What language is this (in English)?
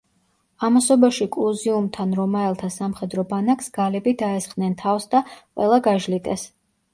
Georgian